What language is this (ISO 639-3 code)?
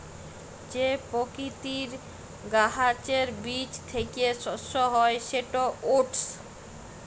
ben